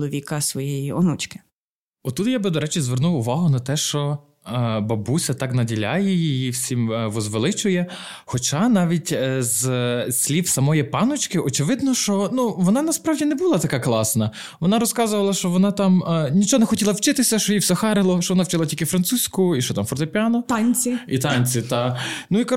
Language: Ukrainian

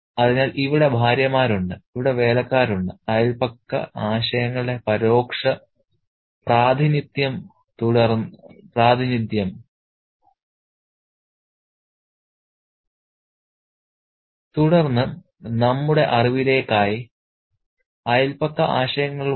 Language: Malayalam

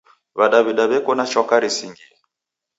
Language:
Taita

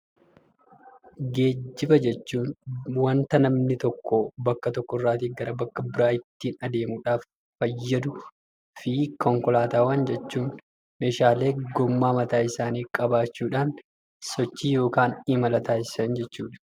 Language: Oromo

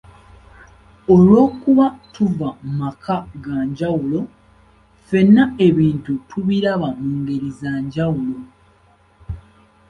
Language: Ganda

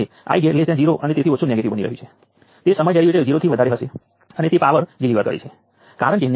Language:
Gujarati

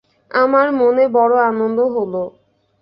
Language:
Bangla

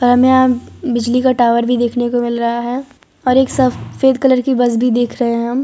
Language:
Hindi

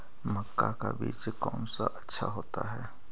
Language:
Magahi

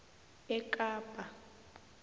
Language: South Ndebele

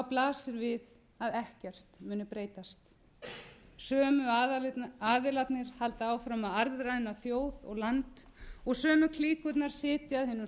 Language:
Icelandic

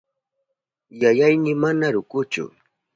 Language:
Southern Pastaza Quechua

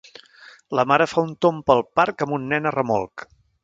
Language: Catalan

